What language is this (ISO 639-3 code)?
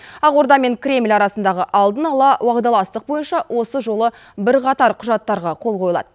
kaz